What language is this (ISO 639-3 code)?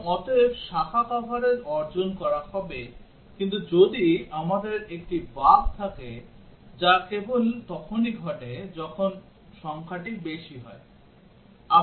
ben